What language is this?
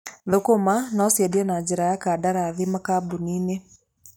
Kikuyu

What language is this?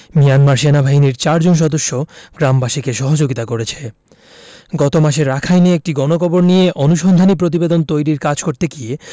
Bangla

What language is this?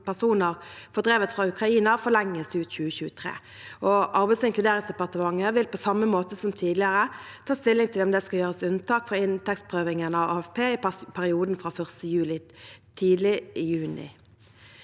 Norwegian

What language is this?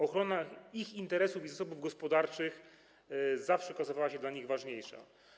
Polish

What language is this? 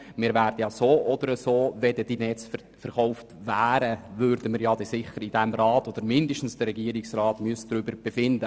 Swiss German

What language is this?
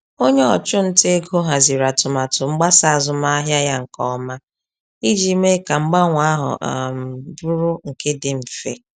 Igbo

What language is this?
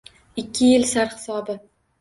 Uzbek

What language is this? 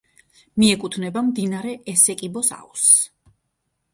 Georgian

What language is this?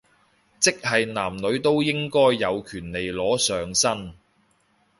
Cantonese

